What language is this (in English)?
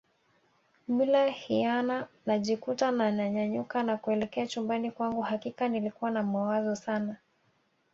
Swahili